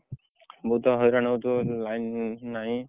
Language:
Odia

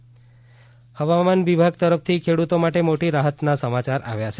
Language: Gujarati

